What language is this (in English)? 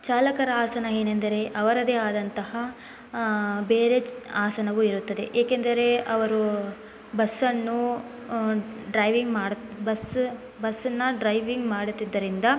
Kannada